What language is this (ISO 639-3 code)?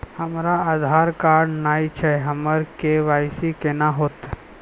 mai